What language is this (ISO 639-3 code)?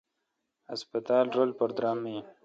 xka